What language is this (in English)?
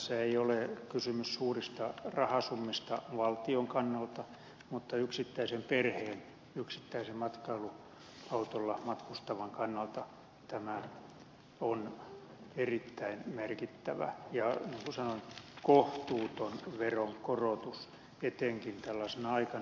Finnish